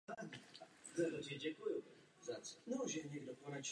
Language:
Czech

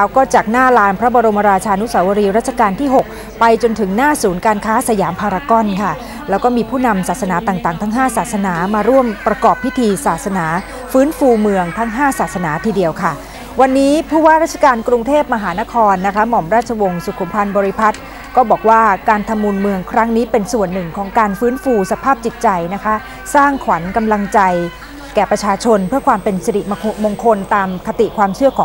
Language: Thai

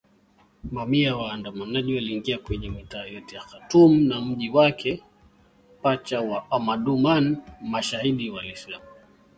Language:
Swahili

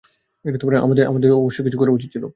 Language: Bangla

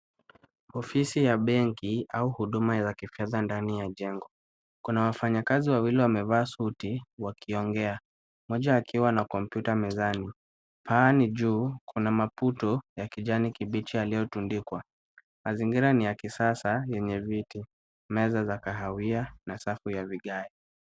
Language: Swahili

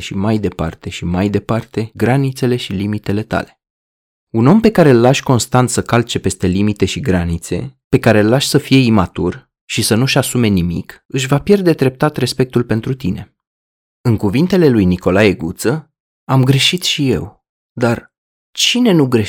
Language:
Romanian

